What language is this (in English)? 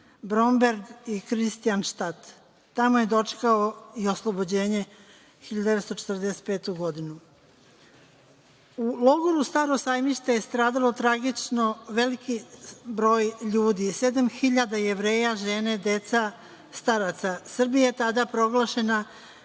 Serbian